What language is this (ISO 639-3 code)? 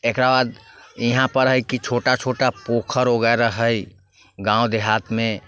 mai